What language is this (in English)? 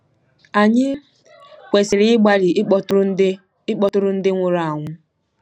Igbo